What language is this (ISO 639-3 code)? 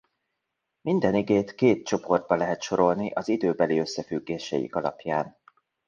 hun